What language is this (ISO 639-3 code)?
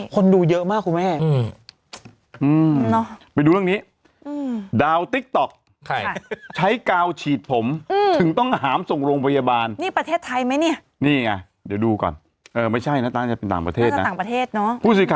tha